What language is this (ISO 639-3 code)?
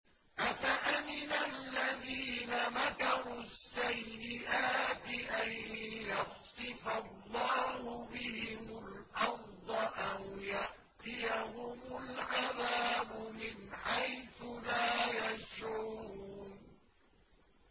ara